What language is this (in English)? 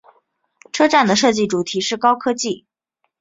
Chinese